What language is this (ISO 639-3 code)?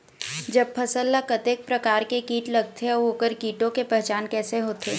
hne